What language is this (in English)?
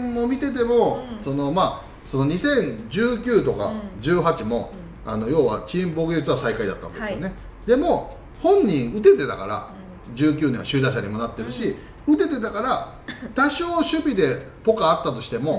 Japanese